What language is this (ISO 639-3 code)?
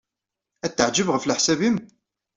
kab